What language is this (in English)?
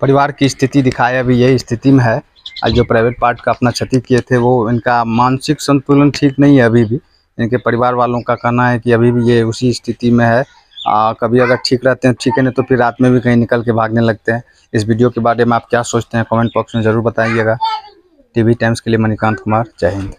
Hindi